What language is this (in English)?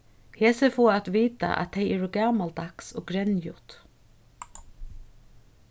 Faroese